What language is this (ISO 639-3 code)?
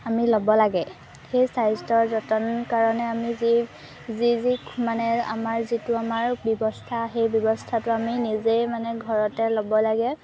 asm